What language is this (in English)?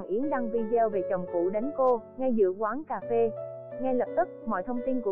Vietnamese